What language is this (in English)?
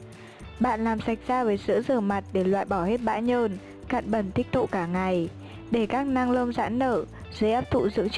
Vietnamese